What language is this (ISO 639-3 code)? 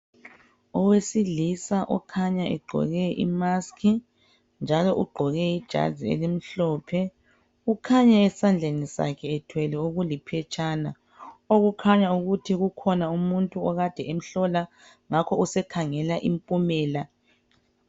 nde